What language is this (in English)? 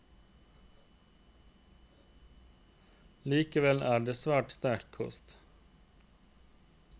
Norwegian